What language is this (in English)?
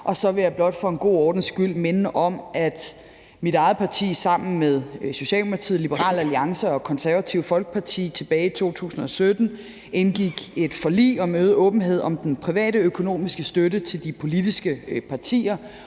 Danish